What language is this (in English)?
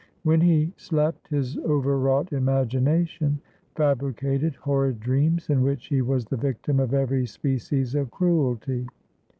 English